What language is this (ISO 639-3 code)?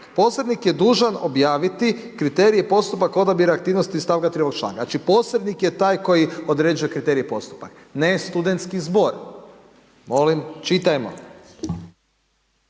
hrv